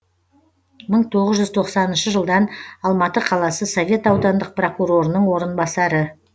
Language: Kazakh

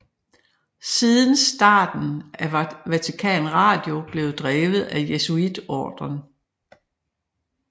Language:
Danish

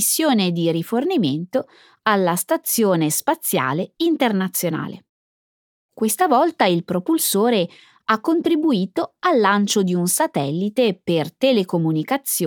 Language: Italian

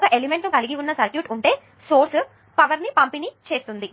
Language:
Telugu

